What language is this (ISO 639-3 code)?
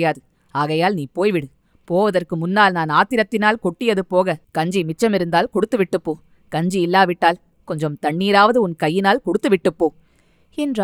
tam